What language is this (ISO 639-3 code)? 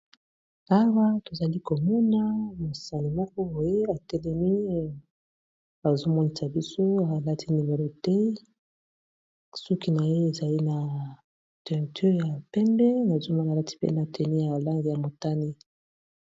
lin